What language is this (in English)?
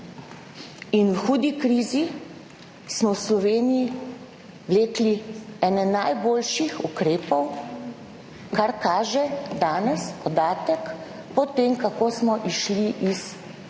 Slovenian